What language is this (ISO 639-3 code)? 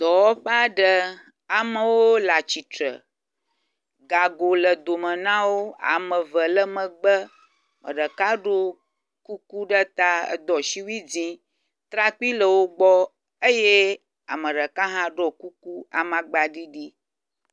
ewe